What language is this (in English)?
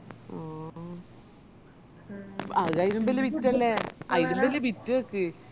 Malayalam